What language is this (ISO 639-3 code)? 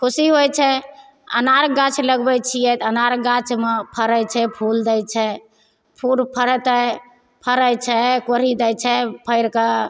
mai